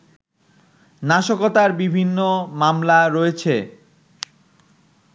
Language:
Bangla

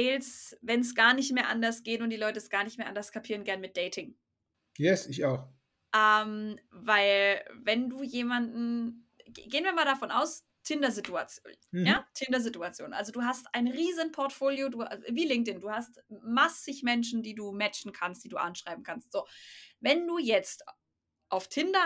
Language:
German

